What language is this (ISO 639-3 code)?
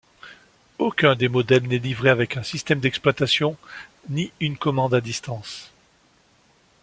fra